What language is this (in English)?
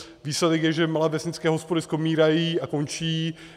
Czech